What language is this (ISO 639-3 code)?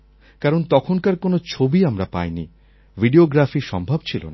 ben